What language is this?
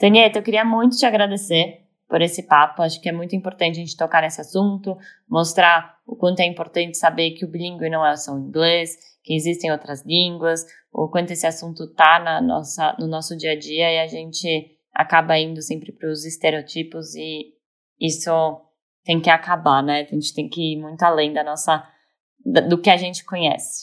Portuguese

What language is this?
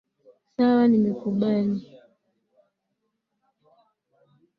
Swahili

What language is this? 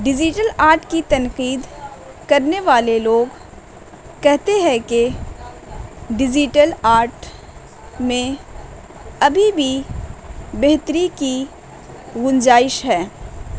Urdu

